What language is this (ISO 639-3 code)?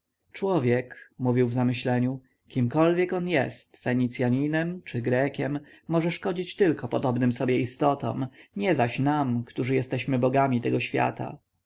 pol